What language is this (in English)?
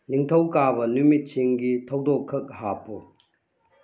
Manipuri